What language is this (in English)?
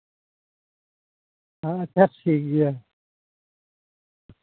Santali